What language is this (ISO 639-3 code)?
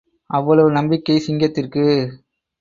tam